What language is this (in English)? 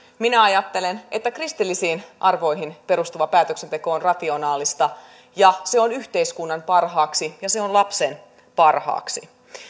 Finnish